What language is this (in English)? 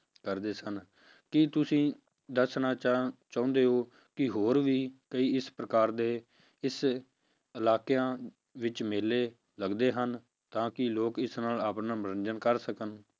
Punjabi